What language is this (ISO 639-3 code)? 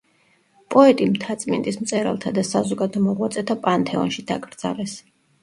kat